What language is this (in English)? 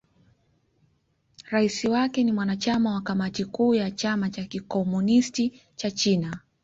Swahili